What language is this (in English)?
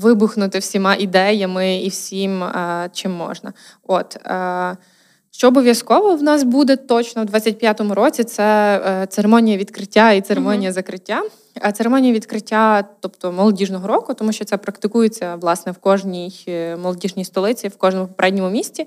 Ukrainian